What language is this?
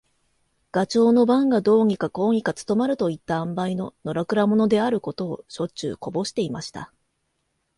Japanese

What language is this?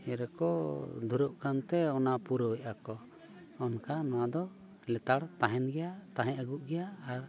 Santali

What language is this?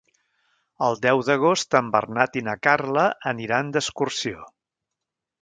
Catalan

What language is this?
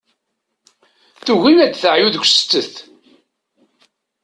Kabyle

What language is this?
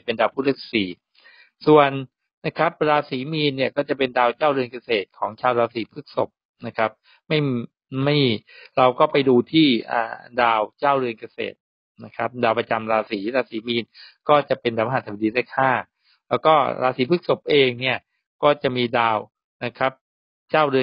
Thai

